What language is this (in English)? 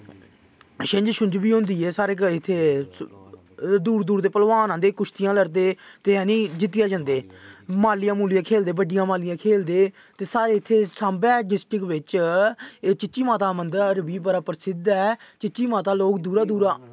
Dogri